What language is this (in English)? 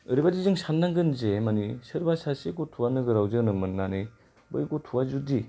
Bodo